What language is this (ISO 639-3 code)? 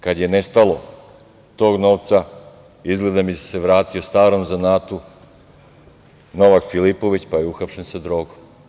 srp